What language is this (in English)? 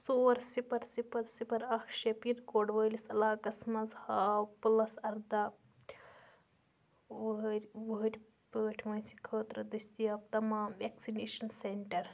Kashmiri